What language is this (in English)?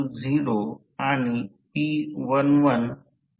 Marathi